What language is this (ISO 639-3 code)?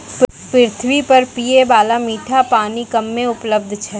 mai